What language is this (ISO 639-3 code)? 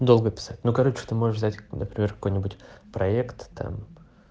rus